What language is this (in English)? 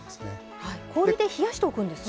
Japanese